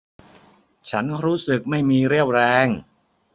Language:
Thai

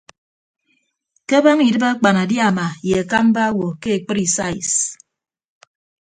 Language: Ibibio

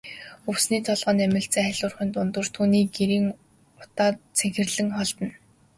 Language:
Mongolian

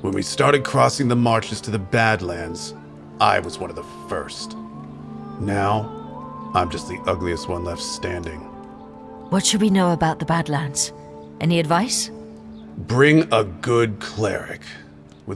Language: English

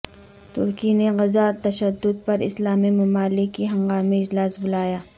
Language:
Urdu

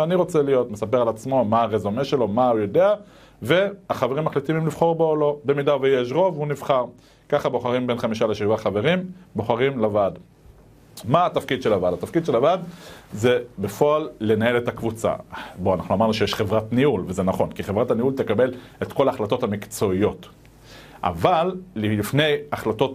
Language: Hebrew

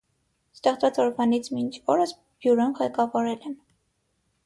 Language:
Armenian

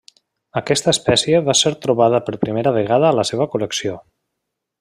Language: Catalan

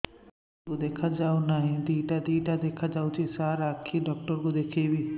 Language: Odia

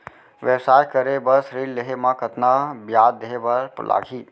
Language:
Chhattisgarhi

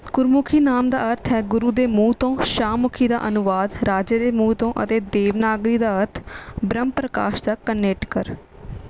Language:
Punjabi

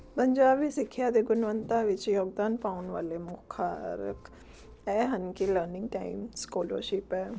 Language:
Punjabi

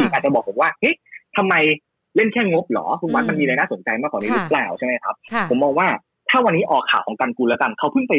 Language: Thai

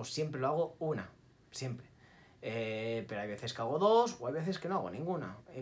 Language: Spanish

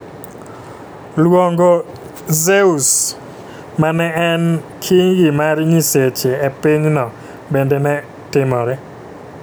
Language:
Luo (Kenya and Tanzania)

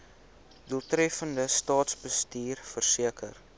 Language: Afrikaans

